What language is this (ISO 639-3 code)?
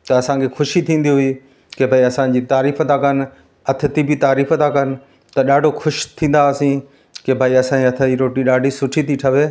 snd